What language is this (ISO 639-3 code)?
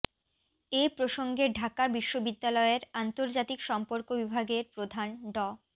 ben